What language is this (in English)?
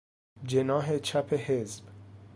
Persian